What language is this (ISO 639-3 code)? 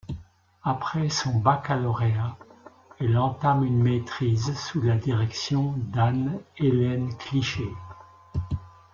fra